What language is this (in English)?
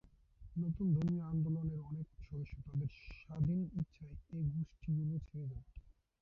Bangla